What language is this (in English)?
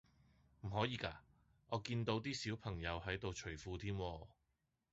Cantonese